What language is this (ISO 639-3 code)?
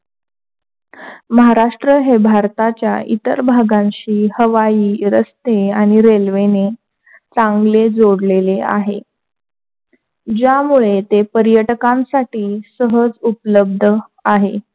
mar